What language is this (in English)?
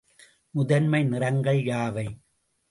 Tamil